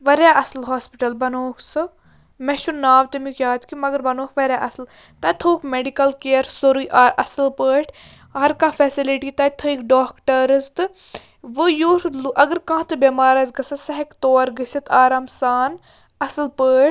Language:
Kashmiri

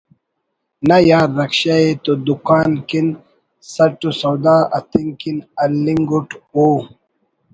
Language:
Brahui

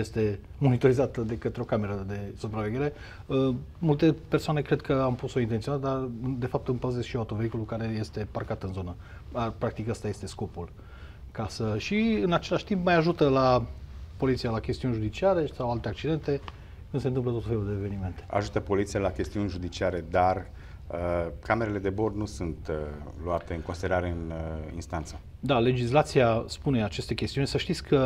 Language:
Romanian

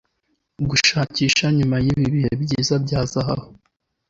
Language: Kinyarwanda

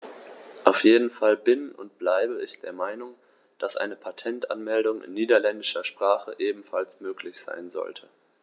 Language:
German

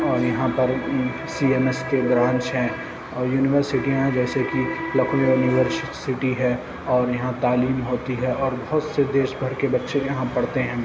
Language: Urdu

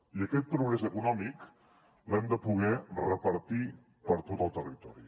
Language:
Catalan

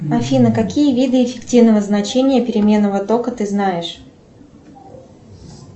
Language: Russian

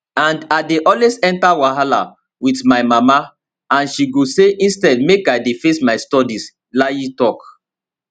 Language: Nigerian Pidgin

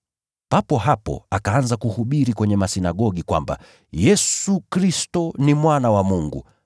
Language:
Swahili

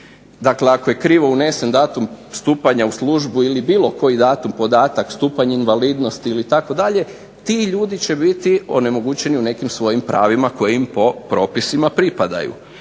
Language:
Croatian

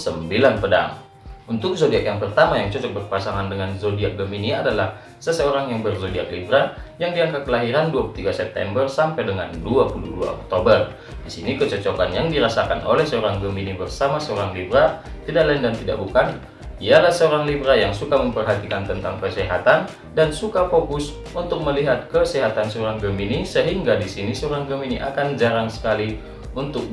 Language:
Indonesian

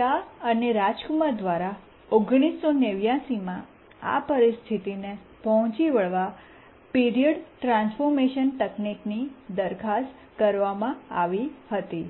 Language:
Gujarati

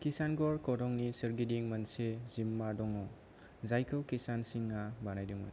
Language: Bodo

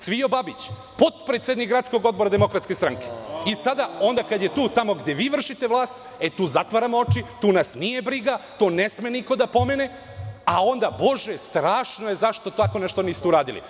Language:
Serbian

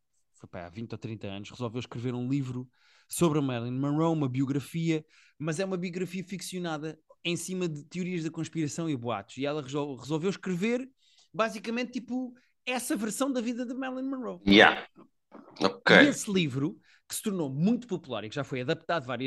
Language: Portuguese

